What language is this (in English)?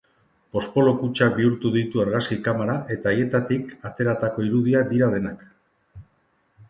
Basque